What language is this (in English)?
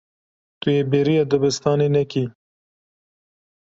Kurdish